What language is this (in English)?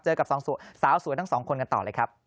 Thai